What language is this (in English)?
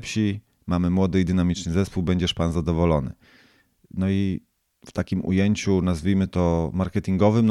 Polish